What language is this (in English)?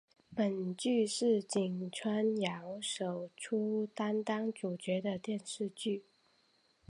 Chinese